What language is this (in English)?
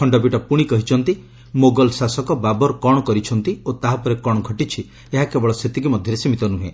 Odia